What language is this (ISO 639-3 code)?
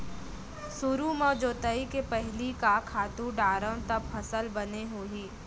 hne